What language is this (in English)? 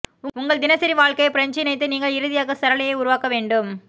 Tamil